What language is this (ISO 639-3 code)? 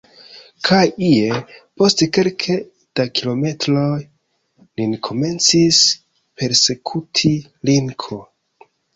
epo